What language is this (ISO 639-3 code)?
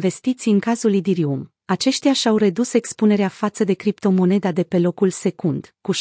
ron